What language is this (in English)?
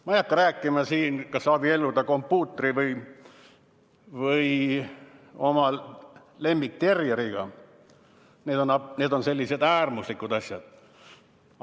Estonian